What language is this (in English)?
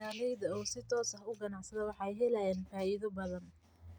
Somali